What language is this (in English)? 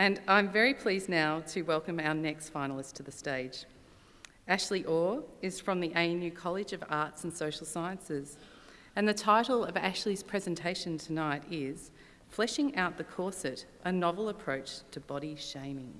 English